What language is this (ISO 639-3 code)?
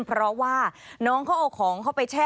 tha